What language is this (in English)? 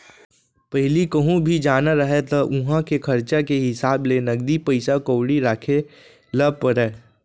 Chhattisgarhi